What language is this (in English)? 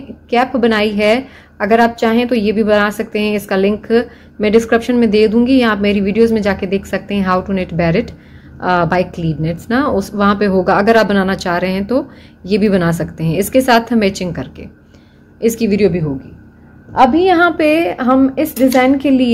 Hindi